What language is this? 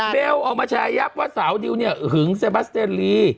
Thai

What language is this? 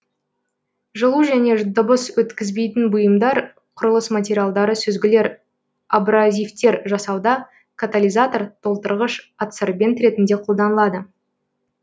Kazakh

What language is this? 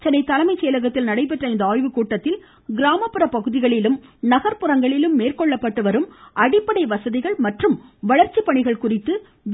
Tamil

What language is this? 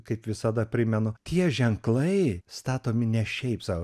Lithuanian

